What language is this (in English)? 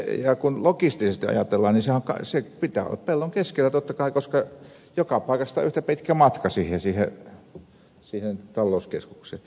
Finnish